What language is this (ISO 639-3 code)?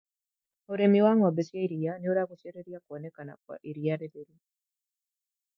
kik